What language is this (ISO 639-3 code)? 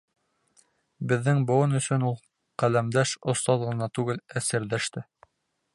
bak